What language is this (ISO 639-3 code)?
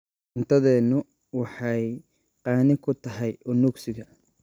som